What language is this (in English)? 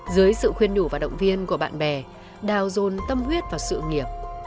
Vietnamese